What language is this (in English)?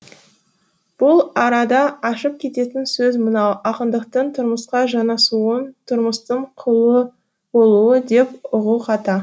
Kazakh